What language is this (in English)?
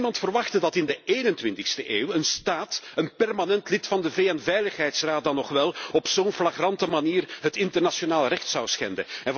Dutch